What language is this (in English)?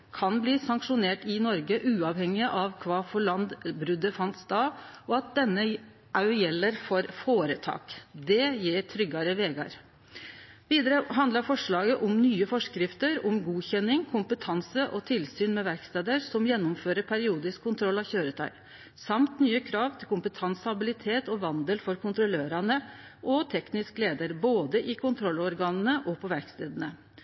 Norwegian Nynorsk